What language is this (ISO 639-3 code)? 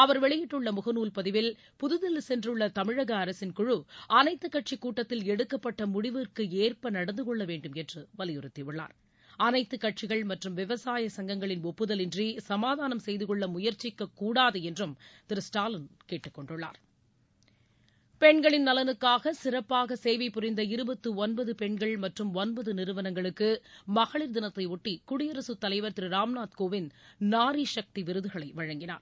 tam